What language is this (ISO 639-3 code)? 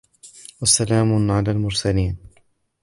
ara